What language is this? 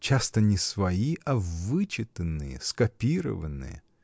Russian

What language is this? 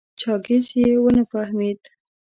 Pashto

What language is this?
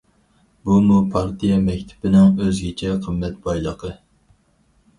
Uyghur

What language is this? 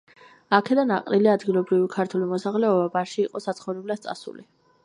Georgian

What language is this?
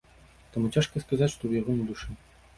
Belarusian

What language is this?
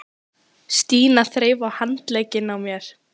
Icelandic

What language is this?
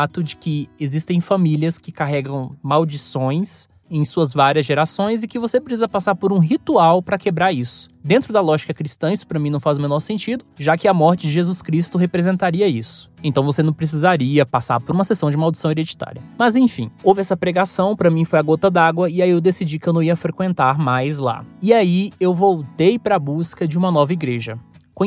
Portuguese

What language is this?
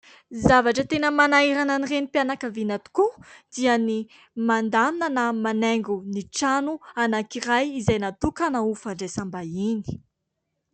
Malagasy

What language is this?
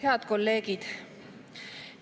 Estonian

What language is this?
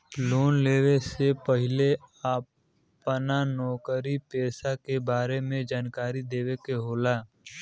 Bhojpuri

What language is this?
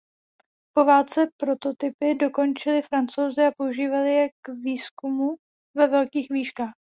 Czech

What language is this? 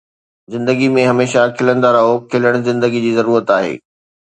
Sindhi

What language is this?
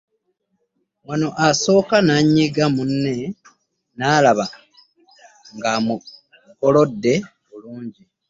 Ganda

